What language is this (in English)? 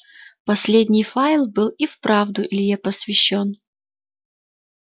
Russian